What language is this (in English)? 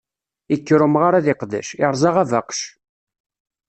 Kabyle